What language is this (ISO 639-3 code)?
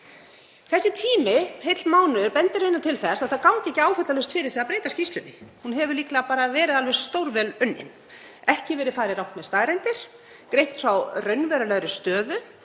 isl